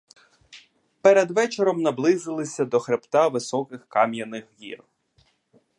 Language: Ukrainian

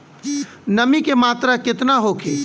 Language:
Bhojpuri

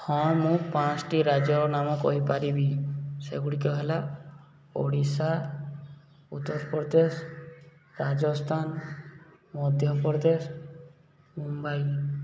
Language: Odia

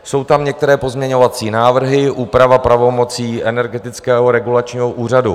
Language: Czech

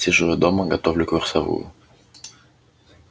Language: Russian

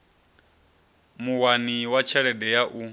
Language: Venda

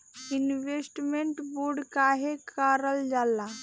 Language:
Bhojpuri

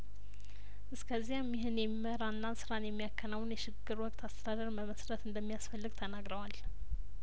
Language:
Amharic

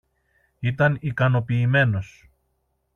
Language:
Greek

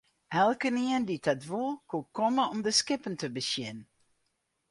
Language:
Western Frisian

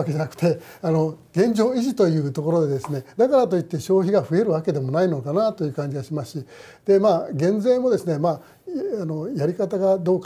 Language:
Japanese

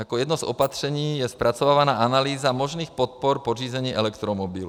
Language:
Czech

